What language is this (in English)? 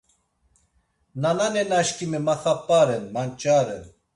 Laz